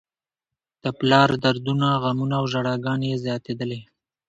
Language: Pashto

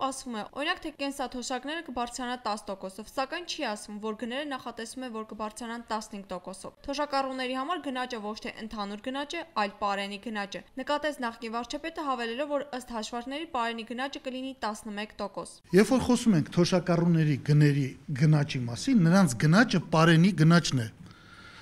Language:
Turkish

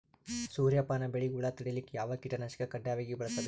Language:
Kannada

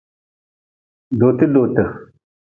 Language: Nawdm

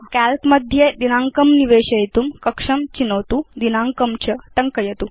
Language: Sanskrit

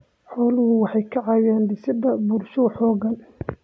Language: Somali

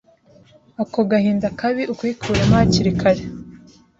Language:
Kinyarwanda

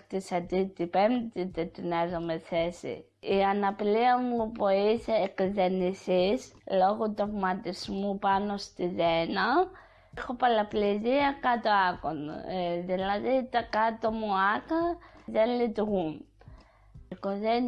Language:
Greek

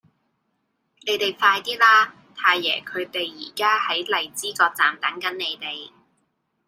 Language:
Cantonese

